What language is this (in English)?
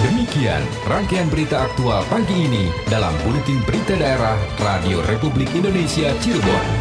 Indonesian